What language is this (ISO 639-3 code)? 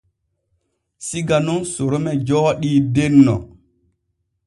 fue